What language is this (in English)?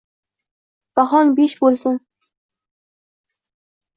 Uzbek